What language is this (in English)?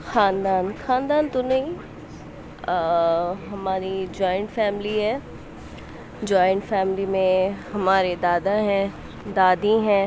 Urdu